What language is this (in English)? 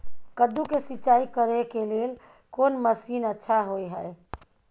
Maithili